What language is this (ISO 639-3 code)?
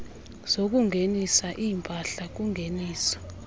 xho